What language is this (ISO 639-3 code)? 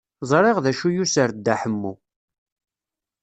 kab